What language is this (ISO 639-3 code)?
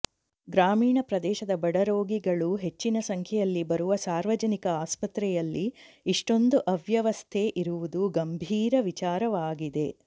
kan